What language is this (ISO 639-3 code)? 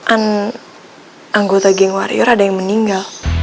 ind